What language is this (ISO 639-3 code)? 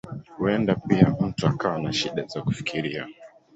swa